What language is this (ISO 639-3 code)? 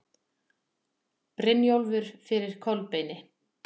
isl